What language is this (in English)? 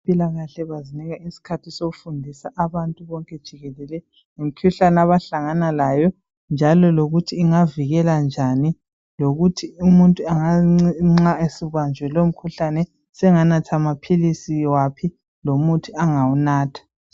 North Ndebele